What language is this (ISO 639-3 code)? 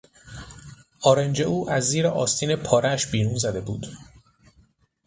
fas